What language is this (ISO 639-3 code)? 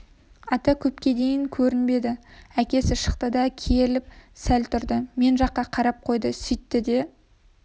kaz